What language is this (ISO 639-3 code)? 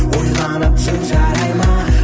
kaz